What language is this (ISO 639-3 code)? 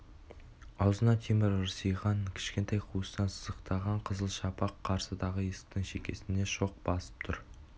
kaz